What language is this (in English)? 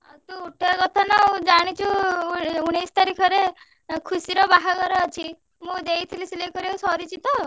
Odia